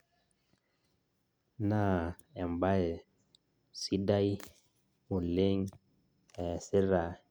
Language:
Masai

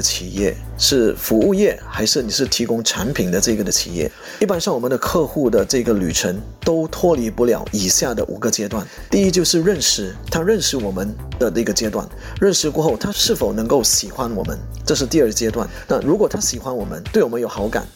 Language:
Chinese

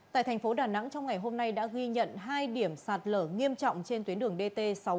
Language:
Vietnamese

